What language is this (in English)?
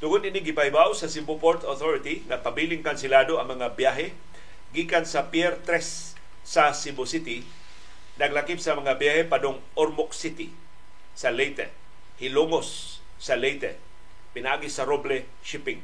Filipino